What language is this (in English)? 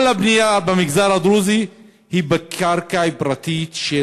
Hebrew